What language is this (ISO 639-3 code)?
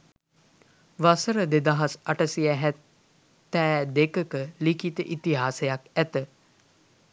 sin